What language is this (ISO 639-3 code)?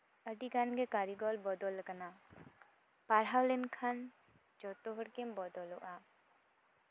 sat